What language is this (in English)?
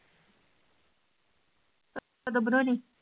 Punjabi